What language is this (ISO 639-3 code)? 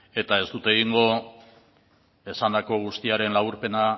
eus